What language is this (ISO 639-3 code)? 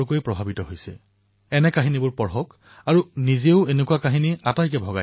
asm